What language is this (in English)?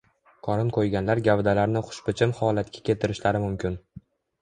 Uzbek